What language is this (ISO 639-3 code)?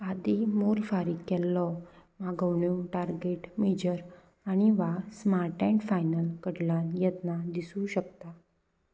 kok